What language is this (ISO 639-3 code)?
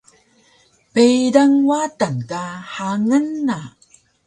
trv